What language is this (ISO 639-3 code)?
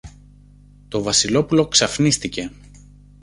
ell